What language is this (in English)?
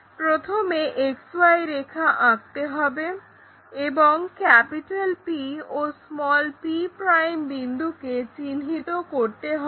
Bangla